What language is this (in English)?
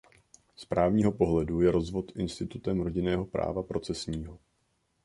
Czech